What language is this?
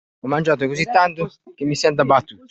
Italian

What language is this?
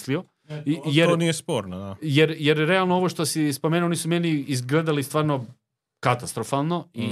Croatian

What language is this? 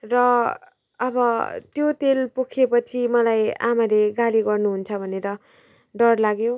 Nepali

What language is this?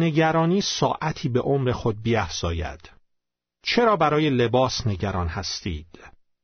Persian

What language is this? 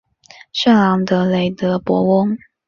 Chinese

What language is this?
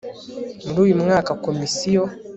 Kinyarwanda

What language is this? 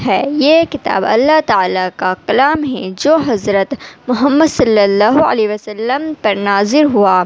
Urdu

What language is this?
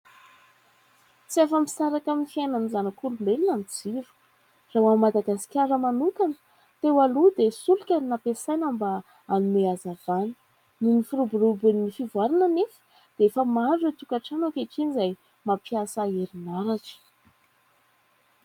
Malagasy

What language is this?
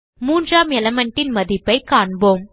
Tamil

